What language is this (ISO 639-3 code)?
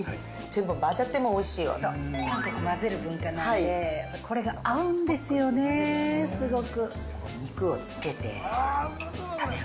jpn